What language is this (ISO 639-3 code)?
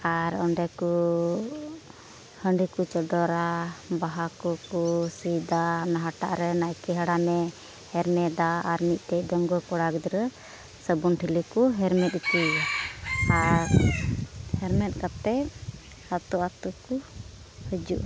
sat